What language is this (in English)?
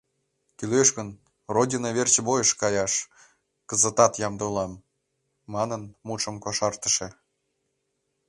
Mari